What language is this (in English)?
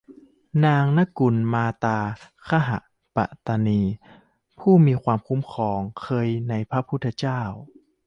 Thai